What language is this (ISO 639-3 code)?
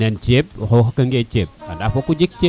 srr